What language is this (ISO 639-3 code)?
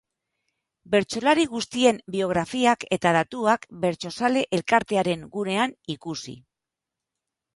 eus